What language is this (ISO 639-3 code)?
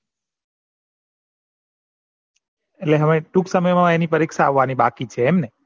guj